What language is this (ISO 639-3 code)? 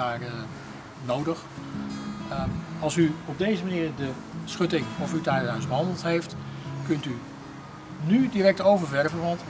nld